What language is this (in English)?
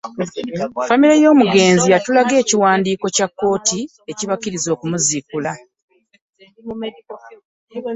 Ganda